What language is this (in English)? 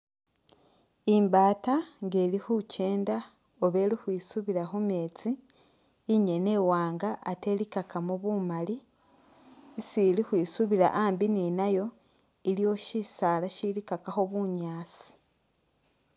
Masaaba